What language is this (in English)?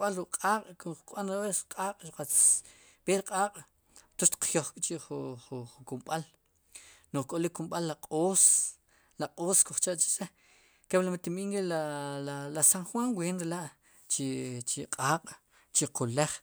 Sipacapense